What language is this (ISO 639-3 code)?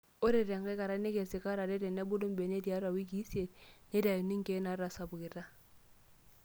mas